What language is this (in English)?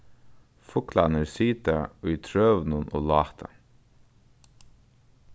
Faroese